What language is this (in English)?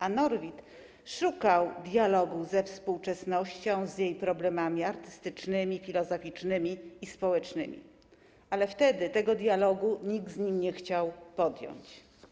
Polish